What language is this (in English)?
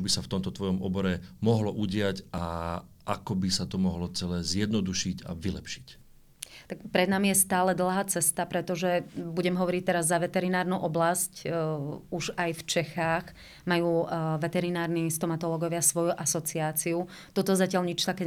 Slovak